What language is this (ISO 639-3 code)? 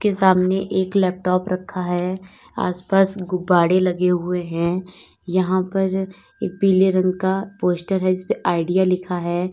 hin